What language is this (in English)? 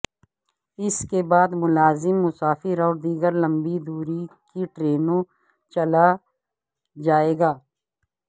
Urdu